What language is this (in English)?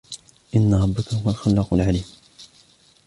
Arabic